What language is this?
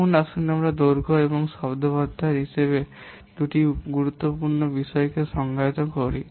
Bangla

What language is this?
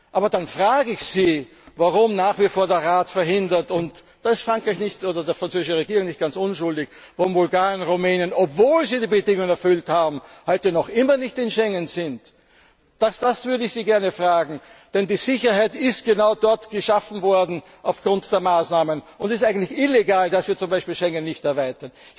German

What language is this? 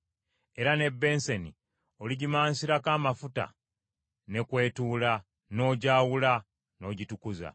Ganda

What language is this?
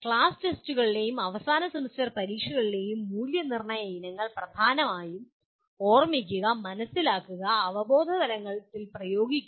Malayalam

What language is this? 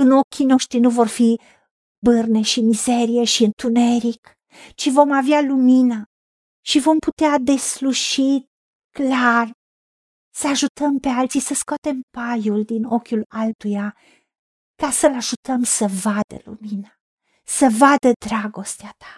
Romanian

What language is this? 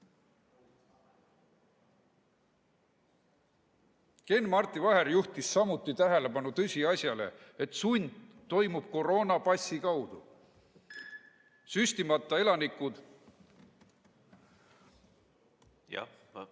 Estonian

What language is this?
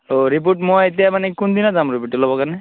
Assamese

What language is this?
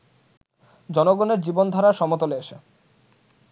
Bangla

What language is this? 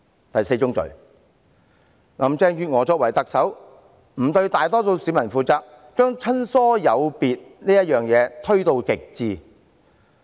Cantonese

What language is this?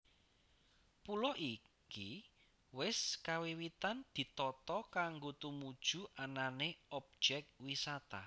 Javanese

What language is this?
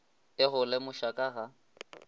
Northern Sotho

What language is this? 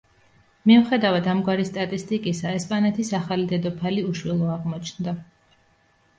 Georgian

